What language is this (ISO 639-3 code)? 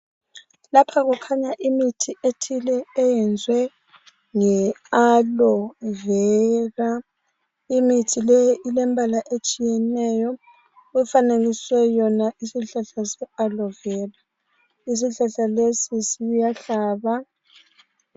nde